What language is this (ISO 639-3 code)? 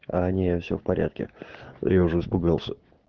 rus